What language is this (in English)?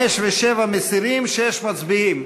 Hebrew